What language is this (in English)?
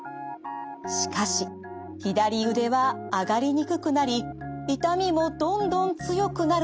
Japanese